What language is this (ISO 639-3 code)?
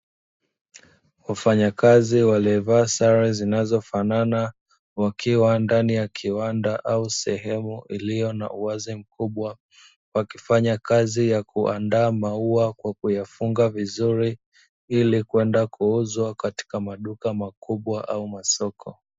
swa